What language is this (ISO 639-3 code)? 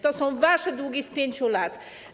pol